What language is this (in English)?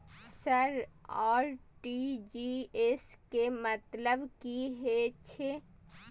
Maithili